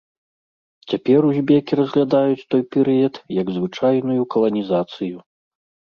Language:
Belarusian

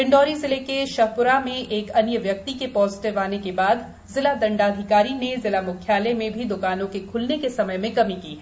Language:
Hindi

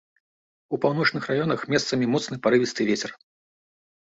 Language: Belarusian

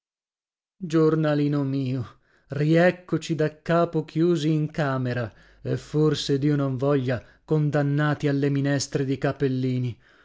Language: Italian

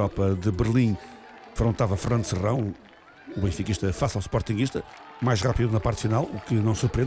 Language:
Portuguese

